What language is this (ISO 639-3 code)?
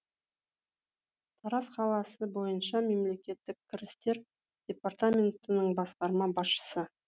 kaz